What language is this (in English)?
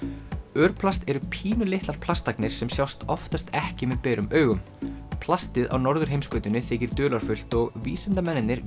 Icelandic